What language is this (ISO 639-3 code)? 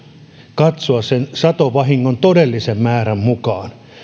fin